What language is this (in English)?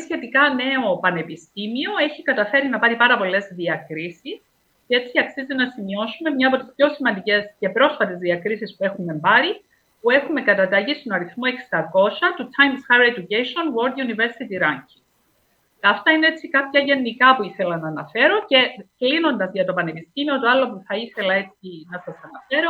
Greek